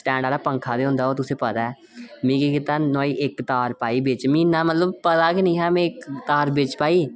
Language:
Dogri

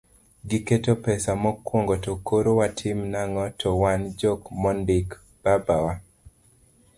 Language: Luo (Kenya and Tanzania)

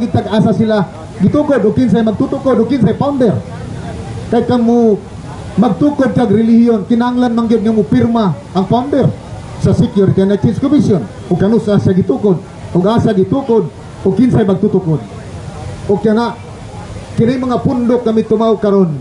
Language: Filipino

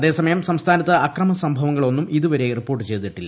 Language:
Malayalam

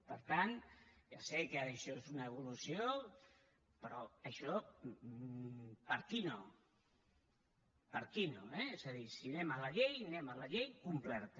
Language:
Catalan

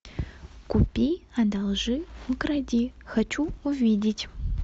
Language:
Russian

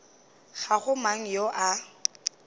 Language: Northern Sotho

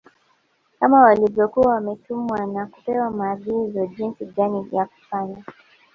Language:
Swahili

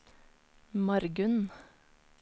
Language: Norwegian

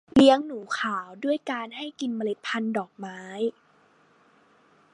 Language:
Thai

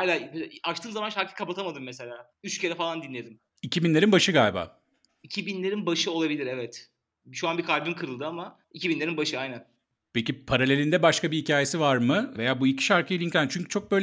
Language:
Turkish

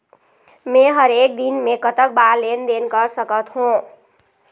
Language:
Chhattisgarhi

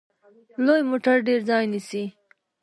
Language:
Pashto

